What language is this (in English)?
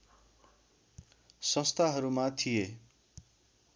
Nepali